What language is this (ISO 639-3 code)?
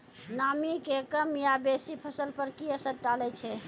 mai